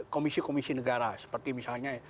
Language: Indonesian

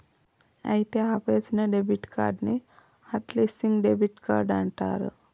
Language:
Telugu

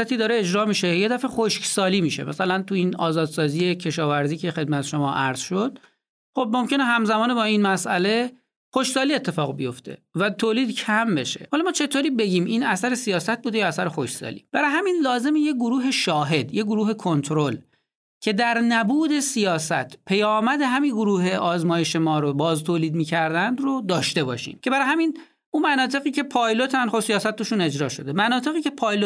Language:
Persian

